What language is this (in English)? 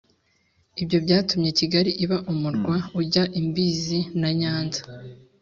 Kinyarwanda